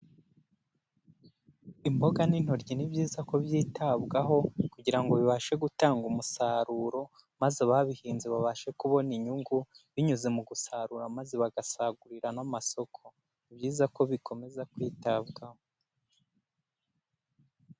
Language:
Kinyarwanda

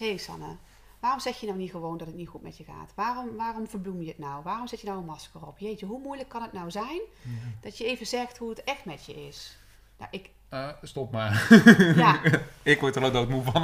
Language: Dutch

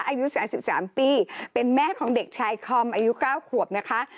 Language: Thai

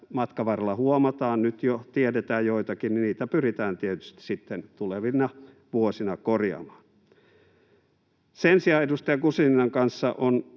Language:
Finnish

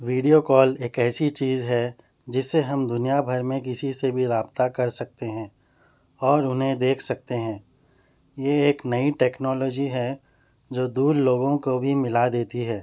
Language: Urdu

